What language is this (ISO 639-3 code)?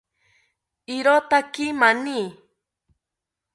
cpy